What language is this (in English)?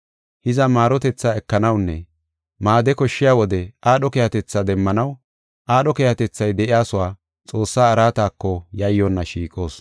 Gofa